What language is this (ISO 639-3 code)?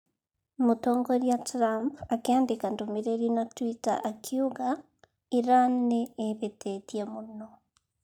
kik